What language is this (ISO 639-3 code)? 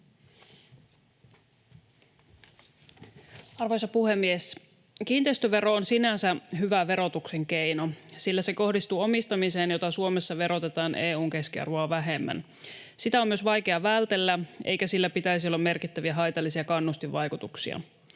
fin